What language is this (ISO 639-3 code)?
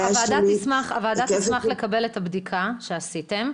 heb